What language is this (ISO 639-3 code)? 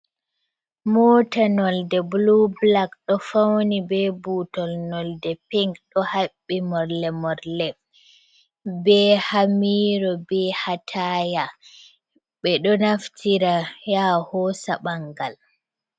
ful